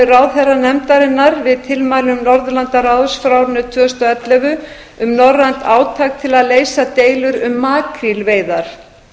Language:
Icelandic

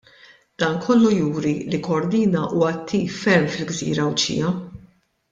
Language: Maltese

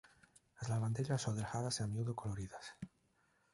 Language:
Galician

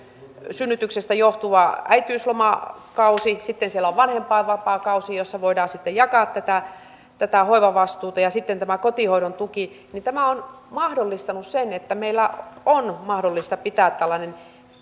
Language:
Finnish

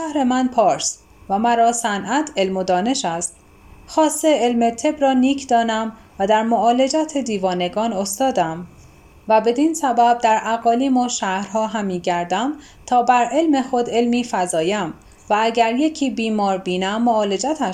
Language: Persian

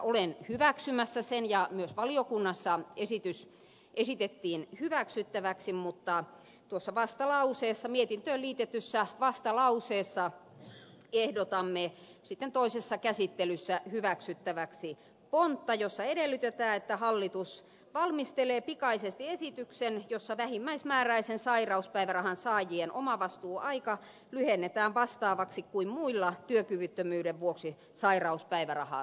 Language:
Finnish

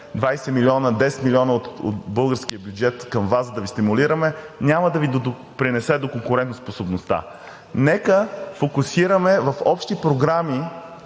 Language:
Bulgarian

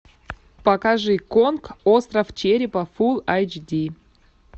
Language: Russian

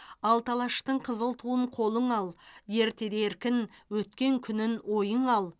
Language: Kazakh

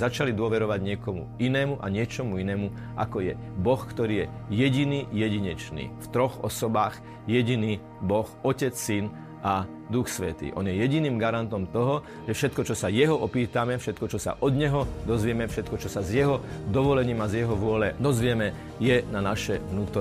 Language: Slovak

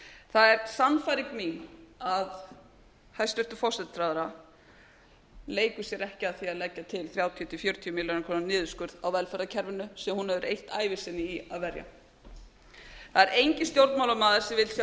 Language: Icelandic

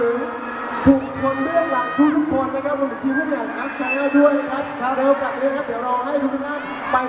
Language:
Thai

